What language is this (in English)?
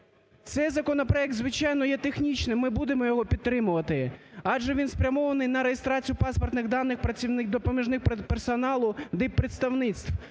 Ukrainian